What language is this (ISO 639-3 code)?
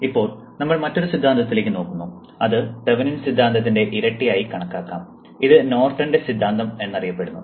mal